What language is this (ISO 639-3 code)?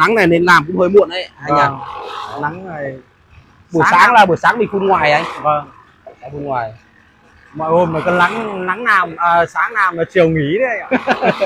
vie